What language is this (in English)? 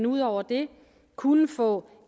Danish